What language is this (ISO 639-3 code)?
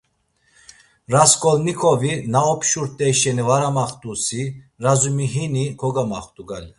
lzz